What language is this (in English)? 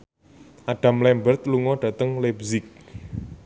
Javanese